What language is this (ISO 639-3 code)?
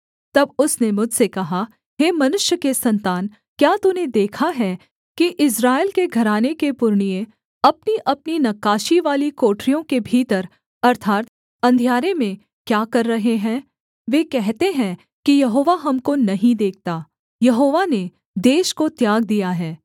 hin